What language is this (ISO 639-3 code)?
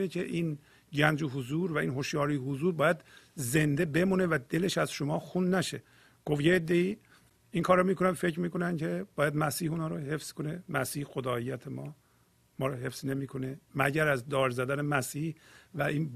fas